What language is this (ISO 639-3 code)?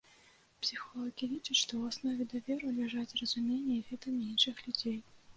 bel